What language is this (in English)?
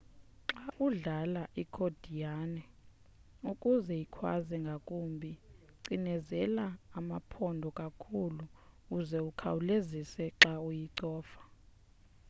Xhosa